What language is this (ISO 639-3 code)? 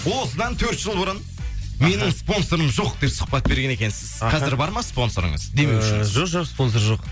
kaz